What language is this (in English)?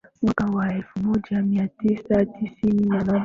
Swahili